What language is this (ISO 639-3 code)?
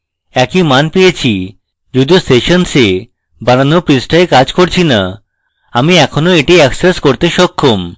ben